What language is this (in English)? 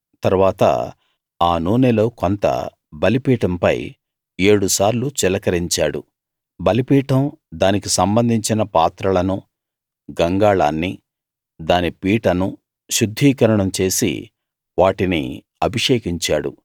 Telugu